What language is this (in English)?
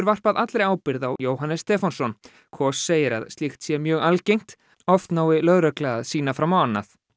Icelandic